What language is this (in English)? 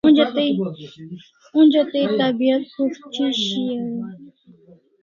Kalasha